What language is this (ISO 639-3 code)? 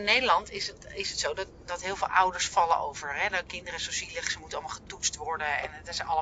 nld